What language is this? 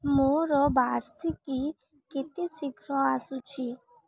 Odia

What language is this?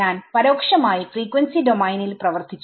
Malayalam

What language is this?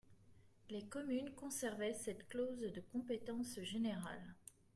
French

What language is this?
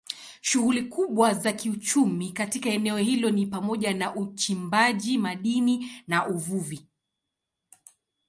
Swahili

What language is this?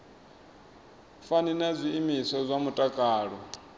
Venda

